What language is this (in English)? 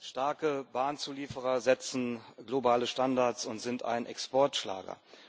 German